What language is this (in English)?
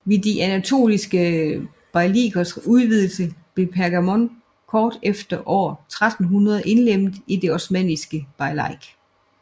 Danish